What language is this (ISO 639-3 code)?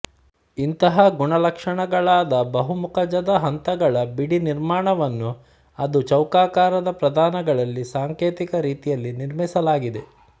kan